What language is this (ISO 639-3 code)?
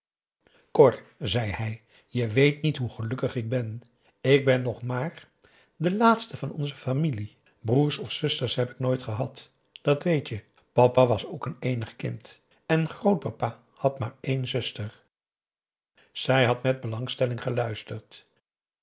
nld